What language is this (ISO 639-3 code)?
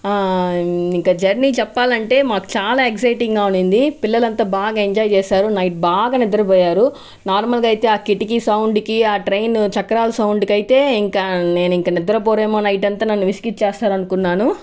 tel